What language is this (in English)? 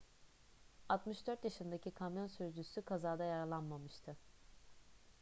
Turkish